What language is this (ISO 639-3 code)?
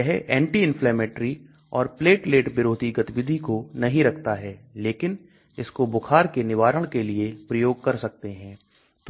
hin